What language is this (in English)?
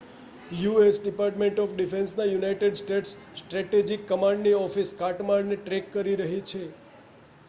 Gujarati